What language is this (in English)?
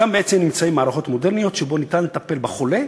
Hebrew